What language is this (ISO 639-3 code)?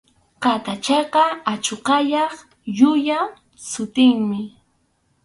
qxu